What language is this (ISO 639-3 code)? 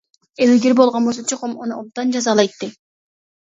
uig